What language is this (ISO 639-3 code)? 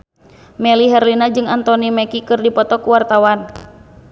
sun